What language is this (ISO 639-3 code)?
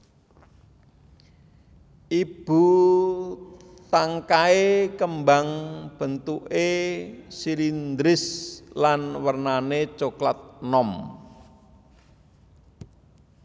jav